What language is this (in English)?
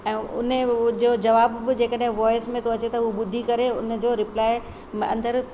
Sindhi